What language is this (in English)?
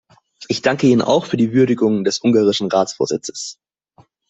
German